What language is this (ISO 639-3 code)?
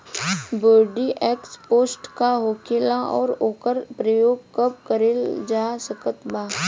bho